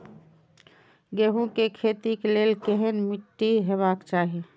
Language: Maithili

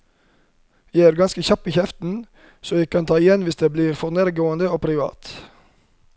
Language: Norwegian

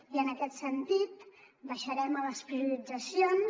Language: Catalan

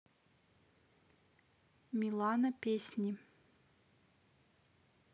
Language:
Russian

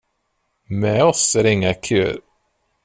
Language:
Swedish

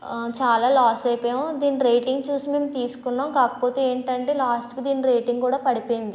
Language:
Telugu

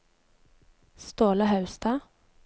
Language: Norwegian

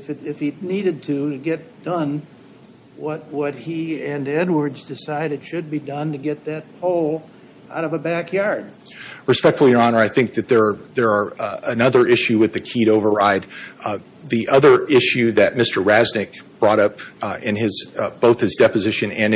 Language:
English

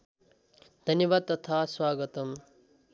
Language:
Nepali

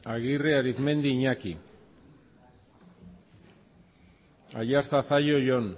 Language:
Basque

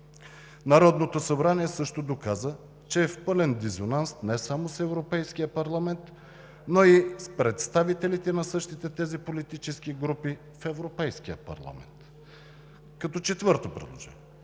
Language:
Bulgarian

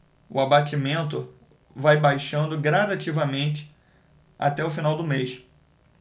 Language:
Portuguese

